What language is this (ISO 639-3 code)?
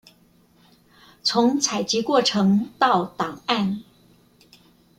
zho